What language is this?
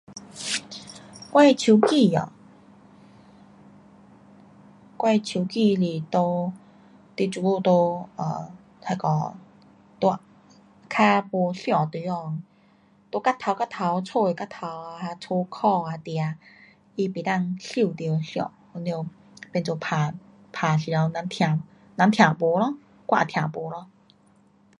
Pu-Xian Chinese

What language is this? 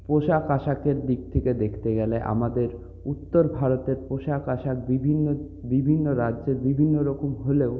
Bangla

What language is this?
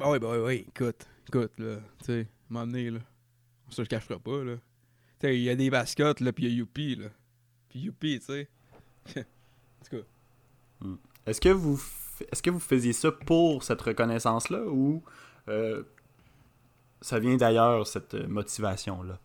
French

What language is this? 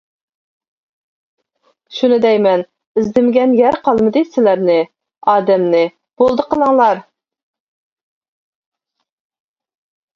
Uyghur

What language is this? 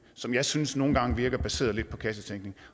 Danish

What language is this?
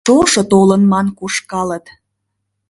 Mari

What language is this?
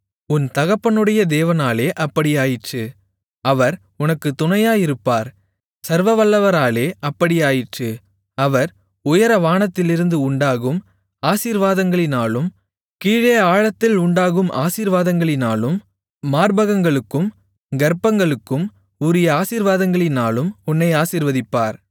Tamil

